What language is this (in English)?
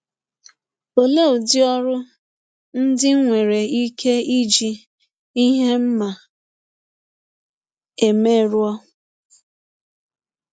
Igbo